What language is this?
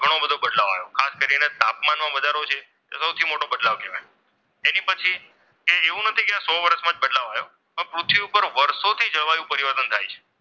Gujarati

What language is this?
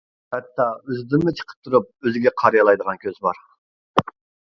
Uyghur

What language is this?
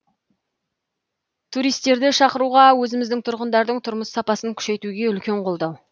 Kazakh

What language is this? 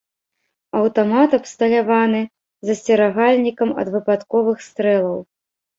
Belarusian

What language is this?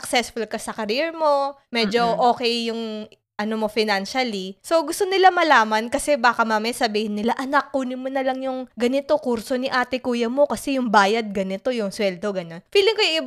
Filipino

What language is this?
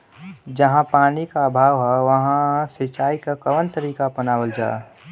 Bhojpuri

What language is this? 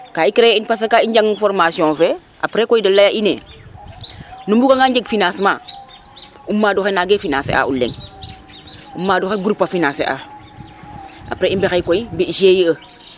Serer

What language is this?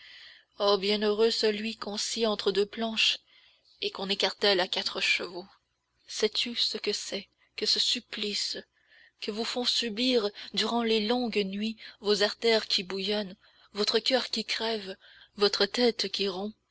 French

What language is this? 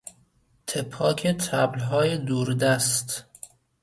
Persian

